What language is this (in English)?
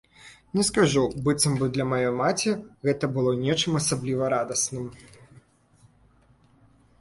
Belarusian